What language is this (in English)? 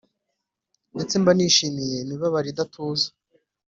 Kinyarwanda